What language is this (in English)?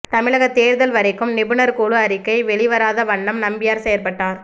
Tamil